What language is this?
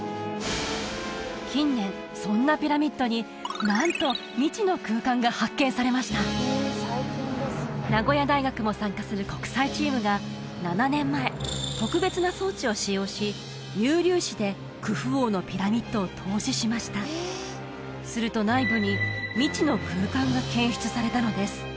Japanese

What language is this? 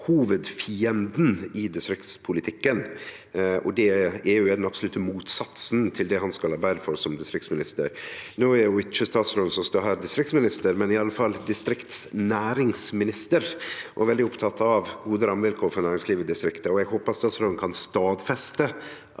Norwegian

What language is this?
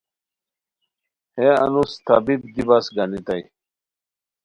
Khowar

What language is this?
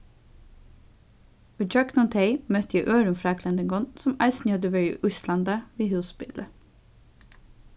Faroese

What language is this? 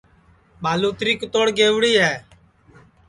Sansi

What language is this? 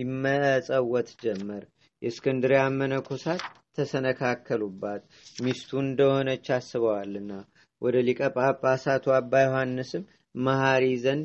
Amharic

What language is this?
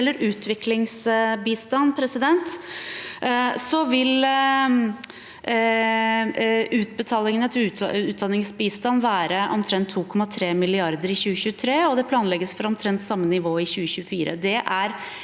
Norwegian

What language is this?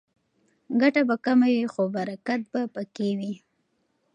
Pashto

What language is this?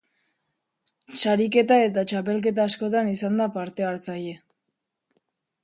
Basque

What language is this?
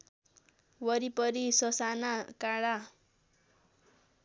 Nepali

